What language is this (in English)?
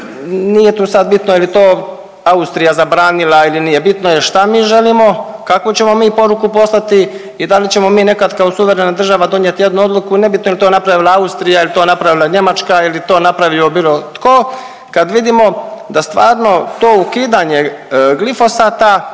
Croatian